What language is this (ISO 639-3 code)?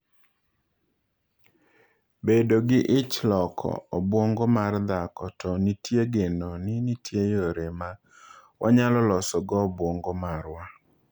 luo